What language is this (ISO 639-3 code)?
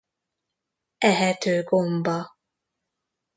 hun